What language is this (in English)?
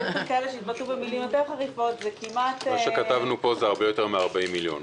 Hebrew